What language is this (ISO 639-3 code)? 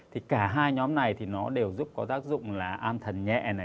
vie